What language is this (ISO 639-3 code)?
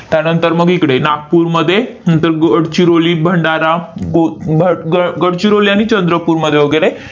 mar